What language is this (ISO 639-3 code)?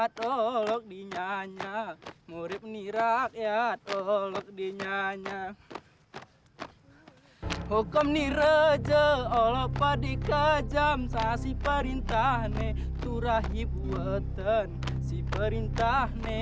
ind